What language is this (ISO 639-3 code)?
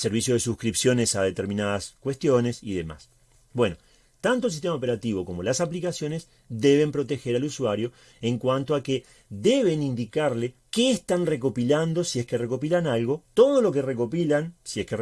spa